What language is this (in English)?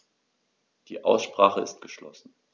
German